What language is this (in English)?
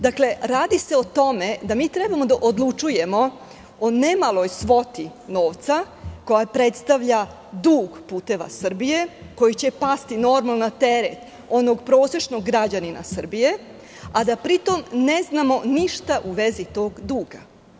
Serbian